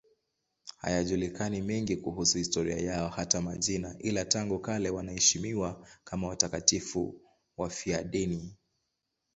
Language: Swahili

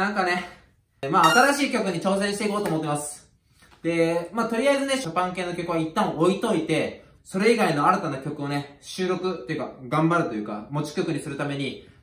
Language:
Japanese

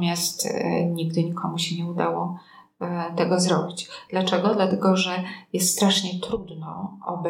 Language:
Polish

